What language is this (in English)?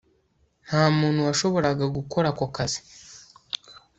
Kinyarwanda